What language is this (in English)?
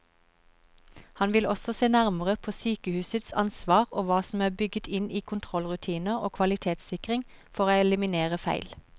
Norwegian